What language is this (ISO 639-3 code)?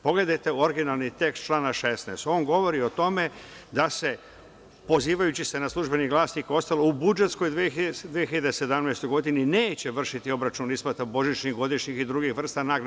srp